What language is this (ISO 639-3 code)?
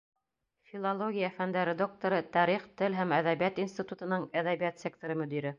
bak